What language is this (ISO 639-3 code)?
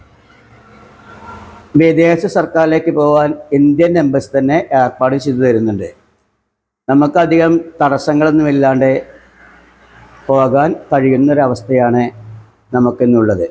mal